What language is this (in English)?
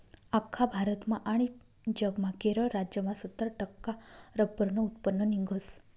Marathi